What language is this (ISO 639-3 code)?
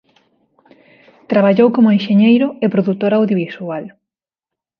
glg